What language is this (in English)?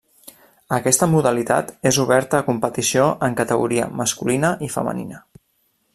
Catalan